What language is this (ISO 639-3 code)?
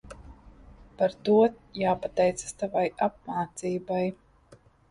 lav